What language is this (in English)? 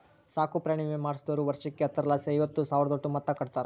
Kannada